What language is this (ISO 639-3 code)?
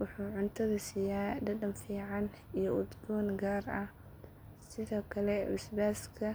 som